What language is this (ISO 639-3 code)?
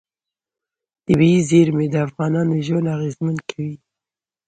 pus